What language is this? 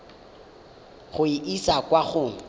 Tswana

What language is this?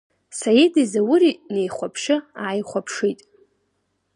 Abkhazian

